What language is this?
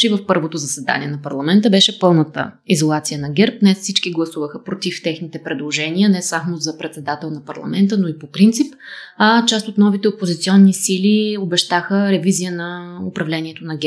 Bulgarian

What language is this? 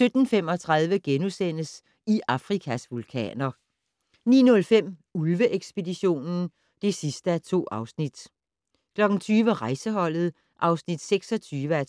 Danish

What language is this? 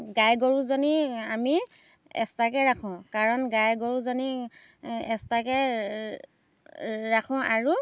Assamese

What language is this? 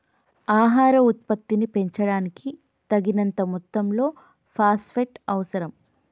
Telugu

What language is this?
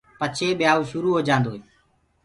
Gurgula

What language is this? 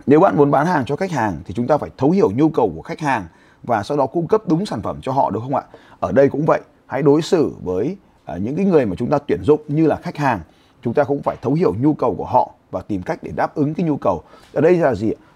Vietnamese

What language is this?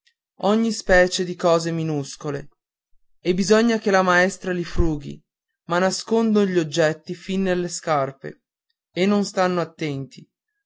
Italian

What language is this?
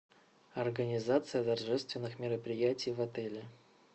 Russian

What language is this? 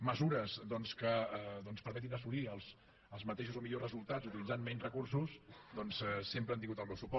Catalan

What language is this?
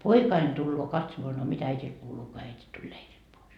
Finnish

